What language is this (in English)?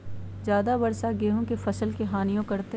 Magahi